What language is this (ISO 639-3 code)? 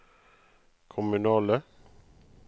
nor